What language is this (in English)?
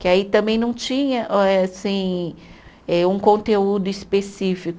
Portuguese